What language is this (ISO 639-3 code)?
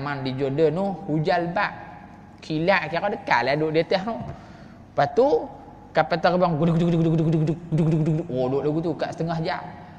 msa